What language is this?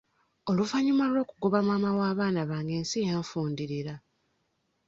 Ganda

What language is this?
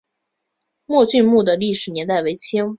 Chinese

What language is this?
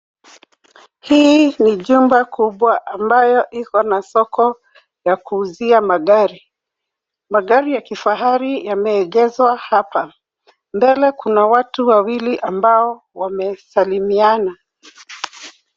Swahili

